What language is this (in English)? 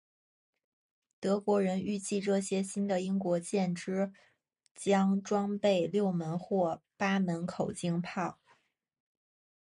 Chinese